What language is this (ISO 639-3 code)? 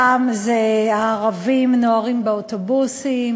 heb